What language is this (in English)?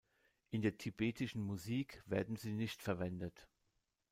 German